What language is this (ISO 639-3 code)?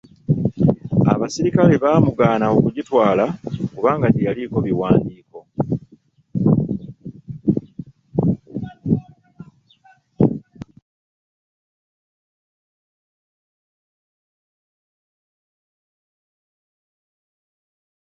lug